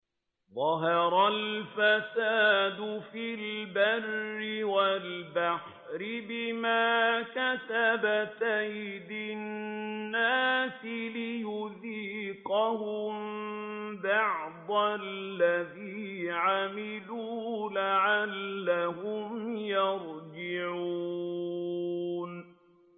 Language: Arabic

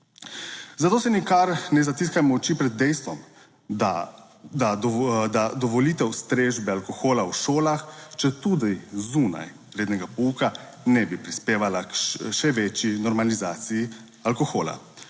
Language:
Slovenian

